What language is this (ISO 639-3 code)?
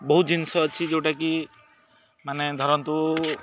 ori